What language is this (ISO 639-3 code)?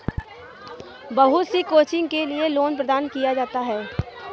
hin